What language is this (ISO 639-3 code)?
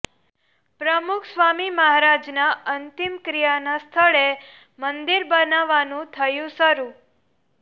guj